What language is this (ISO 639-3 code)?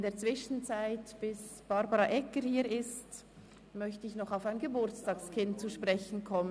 gsw